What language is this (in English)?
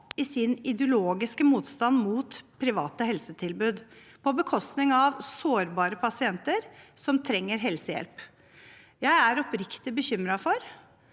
Norwegian